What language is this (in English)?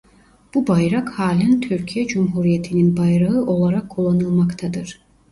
Turkish